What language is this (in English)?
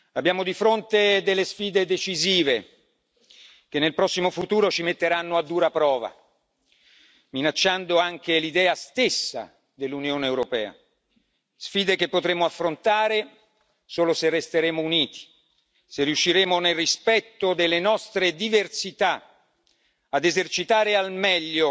Italian